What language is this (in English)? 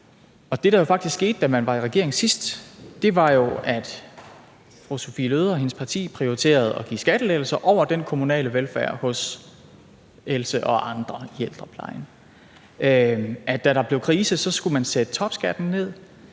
Danish